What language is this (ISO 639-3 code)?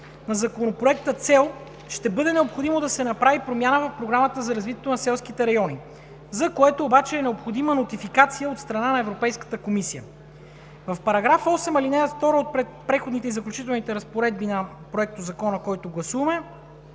bul